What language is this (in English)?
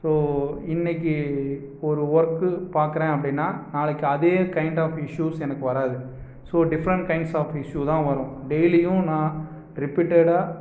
Tamil